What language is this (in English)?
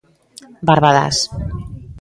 Galician